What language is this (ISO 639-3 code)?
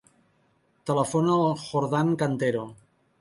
cat